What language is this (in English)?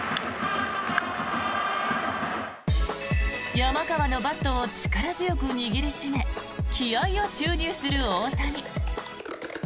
Japanese